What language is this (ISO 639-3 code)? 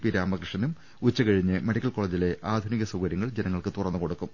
mal